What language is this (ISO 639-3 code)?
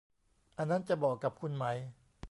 tha